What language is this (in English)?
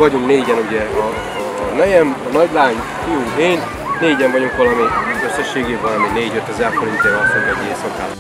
Hungarian